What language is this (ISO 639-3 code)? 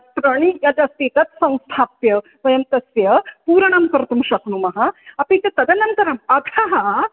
san